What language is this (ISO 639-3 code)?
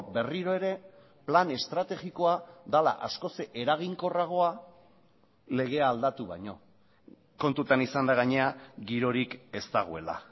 eus